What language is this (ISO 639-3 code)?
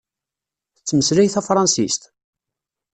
kab